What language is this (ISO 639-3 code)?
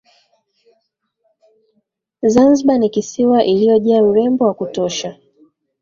swa